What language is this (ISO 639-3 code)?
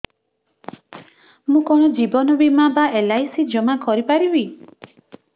ori